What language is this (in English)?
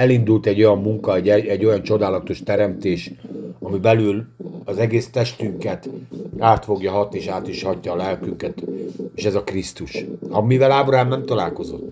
Hungarian